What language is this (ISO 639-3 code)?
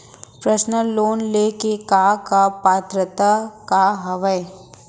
hne